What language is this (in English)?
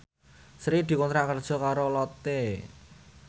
Javanese